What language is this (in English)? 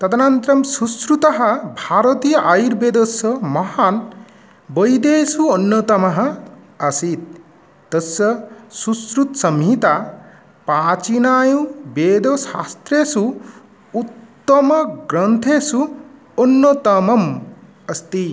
Sanskrit